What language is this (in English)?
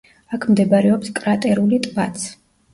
Georgian